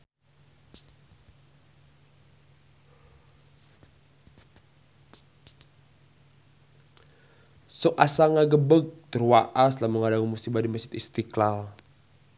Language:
Sundanese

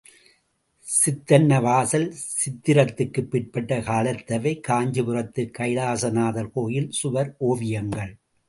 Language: Tamil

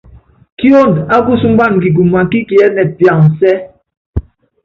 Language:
Yangben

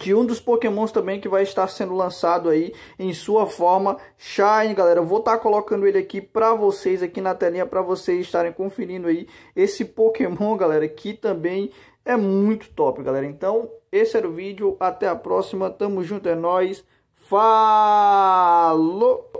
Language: Portuguese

